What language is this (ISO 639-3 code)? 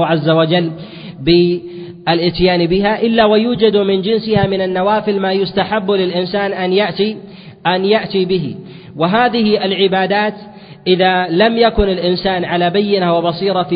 ara